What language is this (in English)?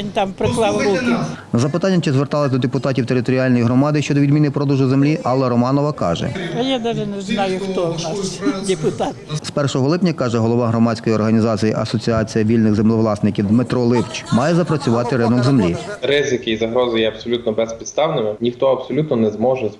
Ukrainian